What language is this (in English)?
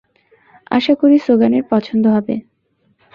Bangla